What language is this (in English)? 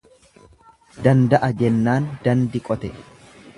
Oromo